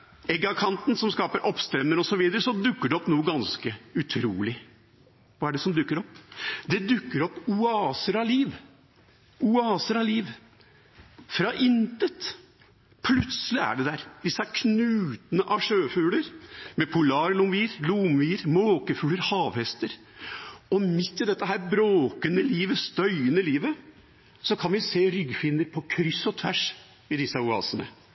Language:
Norwegian Bokmål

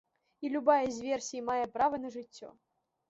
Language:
Belarusian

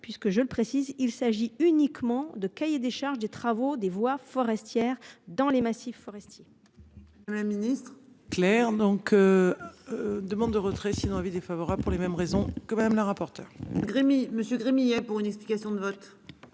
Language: French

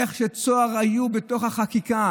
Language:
Hebrew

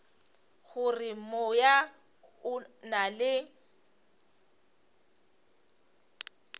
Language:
Northern Sotho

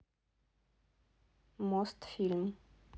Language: Russian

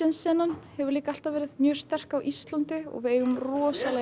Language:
Icelandic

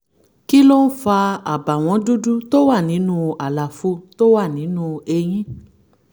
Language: Yoruba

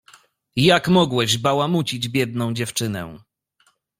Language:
Polish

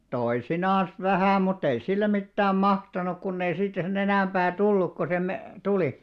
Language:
Finnish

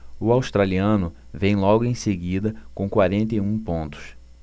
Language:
Portuguese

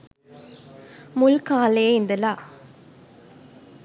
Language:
Sinhala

